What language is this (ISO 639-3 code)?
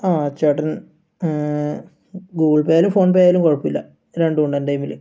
mal